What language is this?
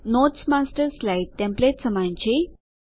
Gujarati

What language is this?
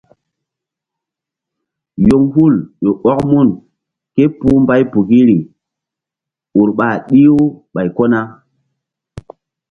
Mbum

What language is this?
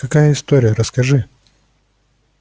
Russian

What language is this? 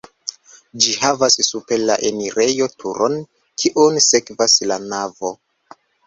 Esperanto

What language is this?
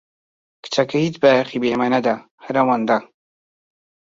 Central Kurdish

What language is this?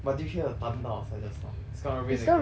English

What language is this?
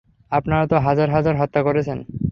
Bangla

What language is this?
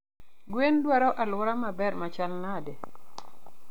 Luo (Kenya and Tanzania)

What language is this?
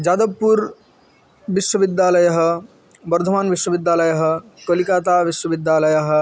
Sanskrit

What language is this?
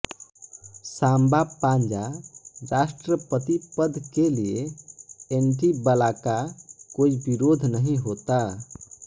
Hindi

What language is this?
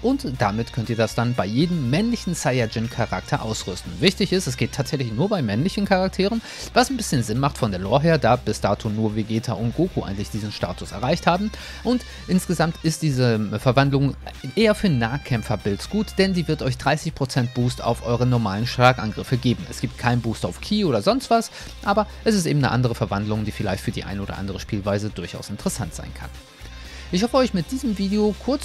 German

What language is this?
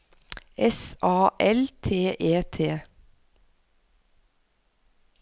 Norwegian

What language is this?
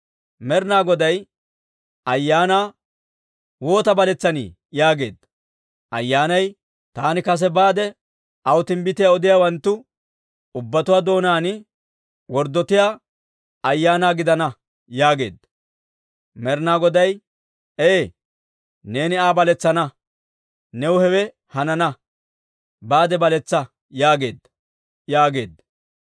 Dawro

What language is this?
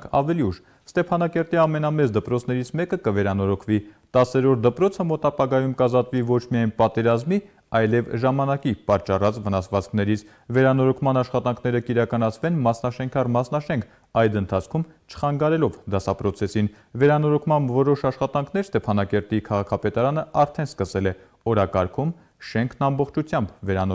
Turkish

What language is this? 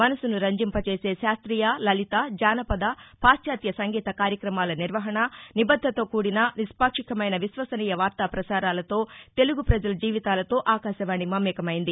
Telugu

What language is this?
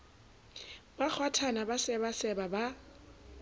Southern Sotho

